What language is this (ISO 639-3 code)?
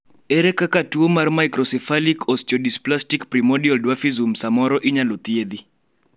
luo